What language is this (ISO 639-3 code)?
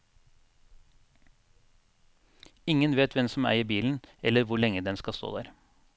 nor